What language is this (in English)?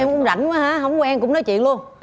Vietnamese